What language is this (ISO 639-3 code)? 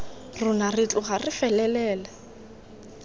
tsn